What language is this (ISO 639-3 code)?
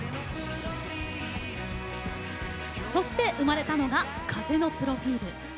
jpn